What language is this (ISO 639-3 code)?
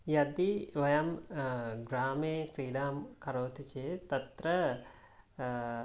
san